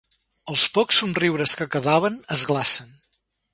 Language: Catalan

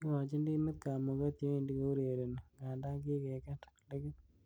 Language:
Kalenjin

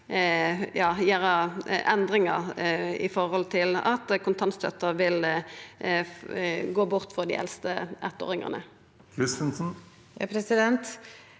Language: Norwegian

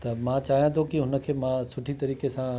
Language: Sindhi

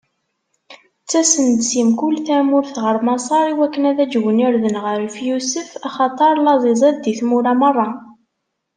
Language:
Kabyle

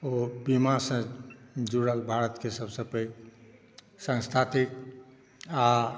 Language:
Maithili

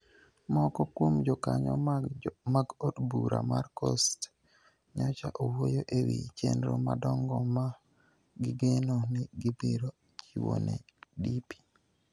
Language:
Luo (Kenya and Tanzania)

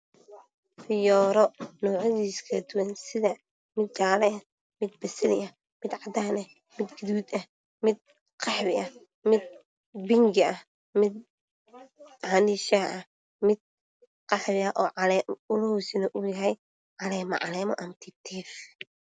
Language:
Somali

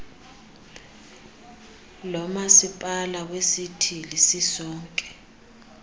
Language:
Xhosa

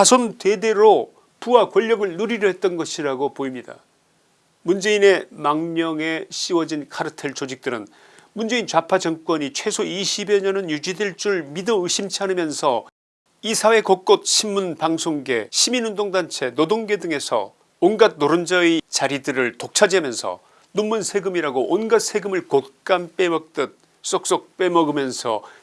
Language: Korean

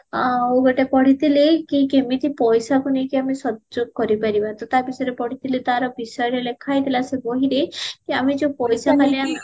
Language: Odia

